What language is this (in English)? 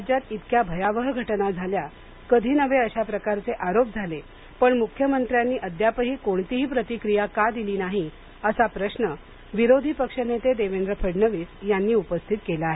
Marathi